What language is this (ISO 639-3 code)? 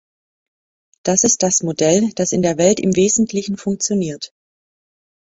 deu